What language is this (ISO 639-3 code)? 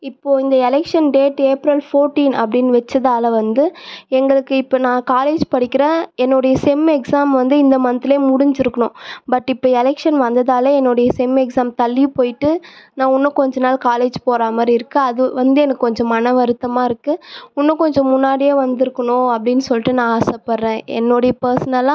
tam